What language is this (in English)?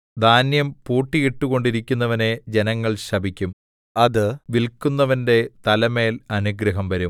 Malayalam